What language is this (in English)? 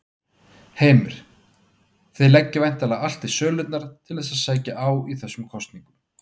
Icelandic